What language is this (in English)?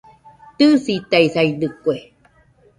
Nüpode Huitoto